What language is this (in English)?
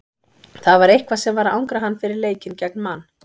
Icelandic